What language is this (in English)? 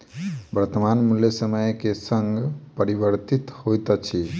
Maithili